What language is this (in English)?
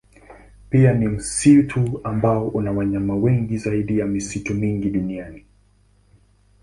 Swahili